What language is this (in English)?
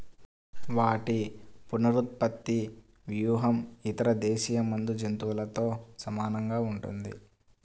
Telugu